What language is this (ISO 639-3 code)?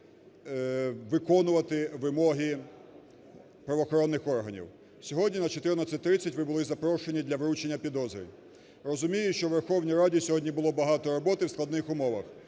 ukr